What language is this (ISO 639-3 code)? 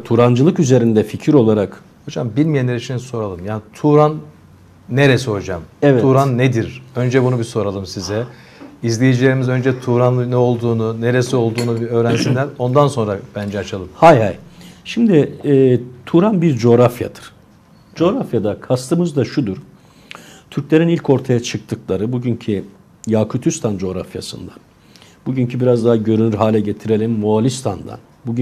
tur